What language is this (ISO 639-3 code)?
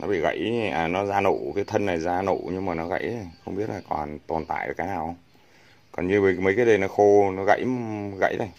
vie